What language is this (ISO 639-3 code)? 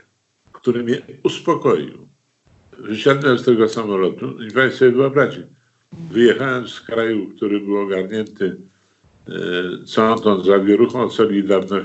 pol